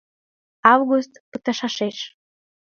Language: Mari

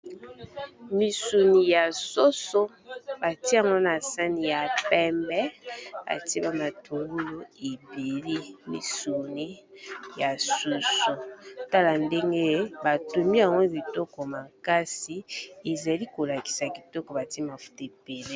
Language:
Lingala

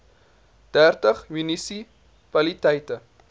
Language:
Afrikaans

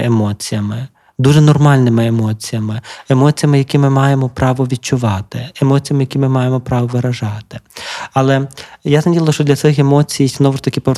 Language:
Ukrainian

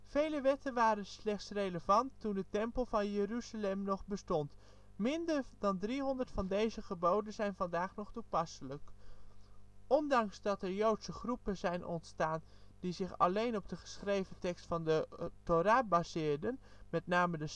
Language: Dutch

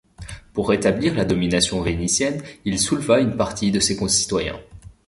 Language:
French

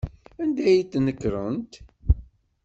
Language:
Kabyle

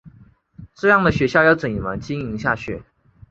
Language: Chinese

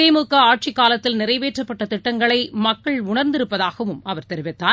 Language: Tamil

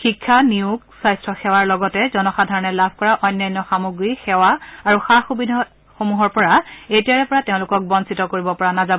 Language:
Assamese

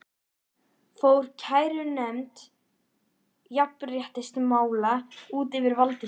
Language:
Icelandic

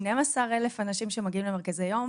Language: Hebrew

